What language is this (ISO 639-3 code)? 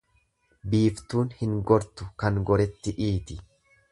orm